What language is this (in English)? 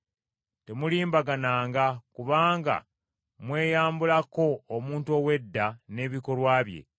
Ganda